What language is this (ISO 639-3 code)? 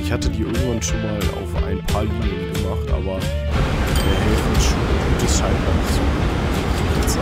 deu